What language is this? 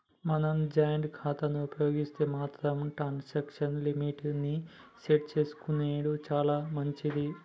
Telugu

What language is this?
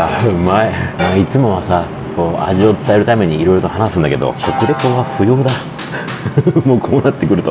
Japanese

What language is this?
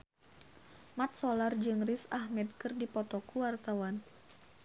Sundanese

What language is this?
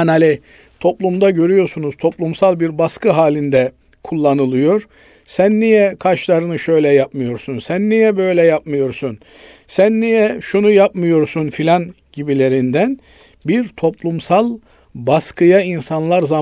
Turkish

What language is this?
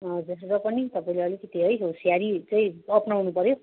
Nepali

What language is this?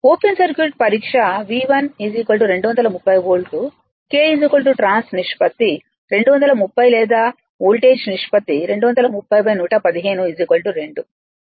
Telugu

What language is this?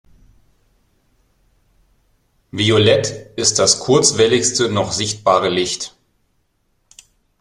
German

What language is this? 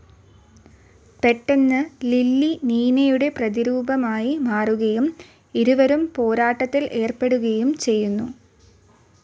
Malayalam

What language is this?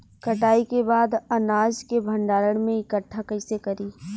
Bhojpuri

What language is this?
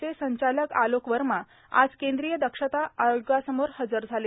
Marathi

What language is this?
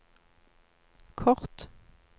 Norwegian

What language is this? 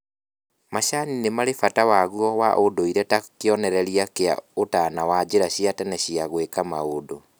Kikuyu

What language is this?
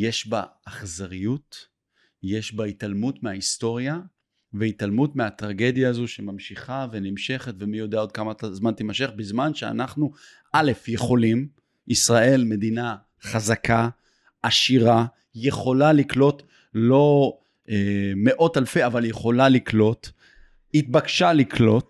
Hebrew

